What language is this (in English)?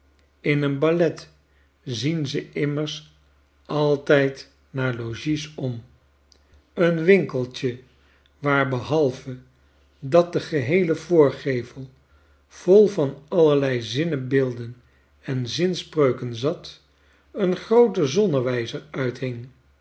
Dutch